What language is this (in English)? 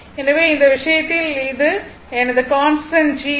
Tamil